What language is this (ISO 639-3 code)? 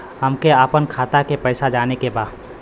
bho